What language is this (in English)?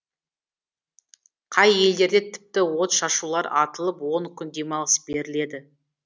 Kazakh